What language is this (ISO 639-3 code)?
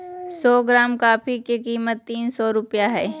mag